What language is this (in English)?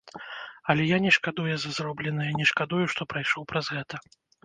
Belarusian